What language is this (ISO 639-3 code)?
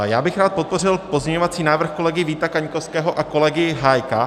ces